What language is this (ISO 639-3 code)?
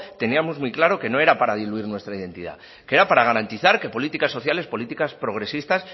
spa